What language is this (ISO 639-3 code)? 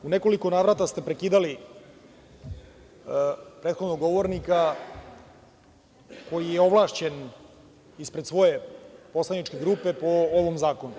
srp